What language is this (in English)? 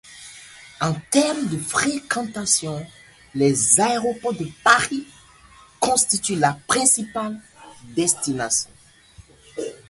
French